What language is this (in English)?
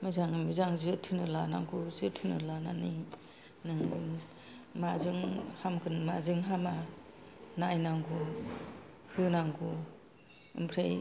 Bodo